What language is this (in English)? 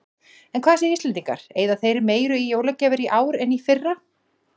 Icelandic